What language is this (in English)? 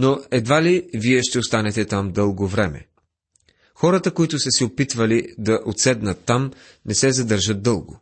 Bulgarian